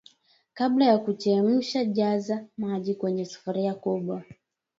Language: Swahili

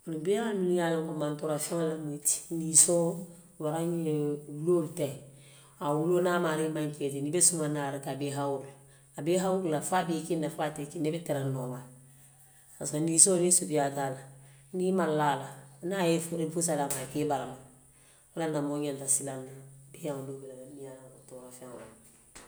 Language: Western Maninkakan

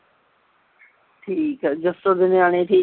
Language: Punjabi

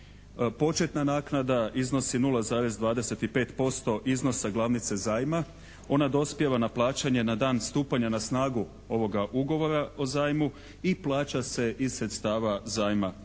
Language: Croatian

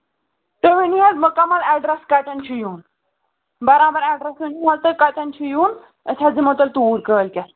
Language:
Kashmiri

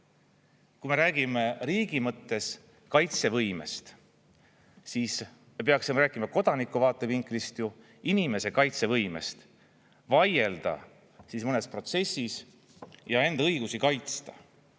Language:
Estonian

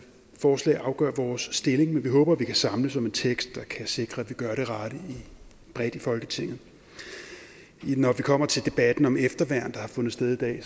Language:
Danish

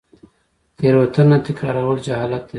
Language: Pashto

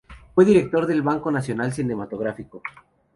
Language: Spanish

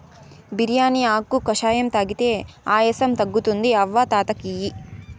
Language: Telugu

